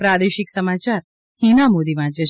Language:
Gujarati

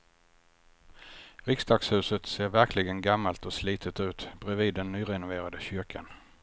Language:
Swedish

